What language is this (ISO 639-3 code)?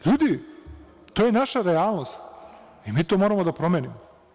srp